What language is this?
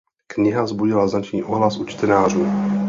Czech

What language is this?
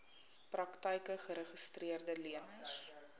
Afrikaans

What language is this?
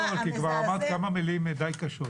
Hebrew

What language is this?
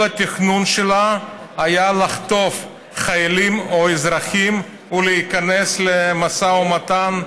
Hebrew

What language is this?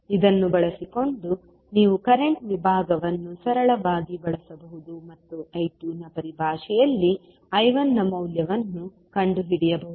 Kannada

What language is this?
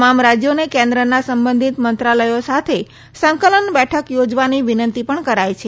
Gujarati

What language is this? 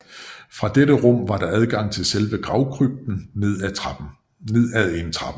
Danish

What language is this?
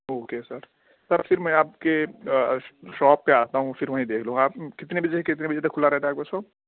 Urdu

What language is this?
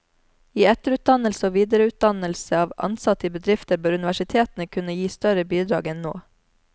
Norwegian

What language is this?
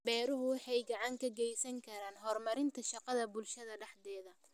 Somali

